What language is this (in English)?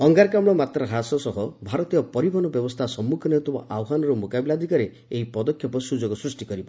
Odia